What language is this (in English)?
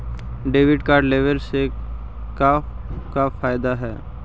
Magahi